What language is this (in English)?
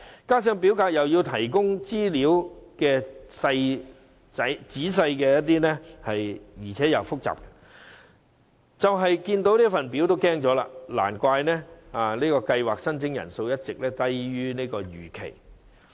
Cantonese